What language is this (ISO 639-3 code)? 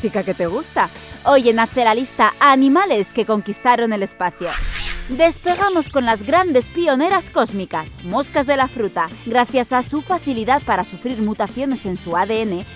spa